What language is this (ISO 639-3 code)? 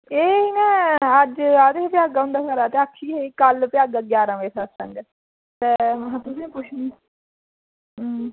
doi